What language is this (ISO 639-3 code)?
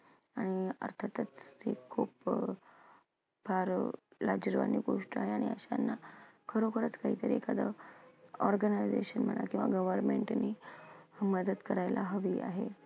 mar